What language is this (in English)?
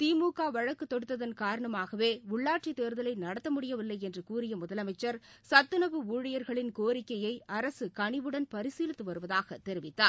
Tamil